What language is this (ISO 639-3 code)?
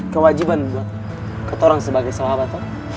ind